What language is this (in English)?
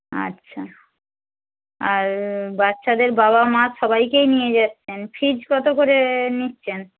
Bangla